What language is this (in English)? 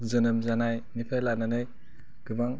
Bodo